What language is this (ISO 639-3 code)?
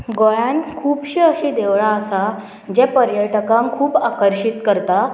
kok